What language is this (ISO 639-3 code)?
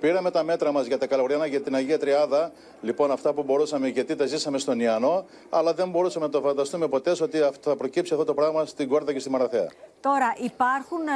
ell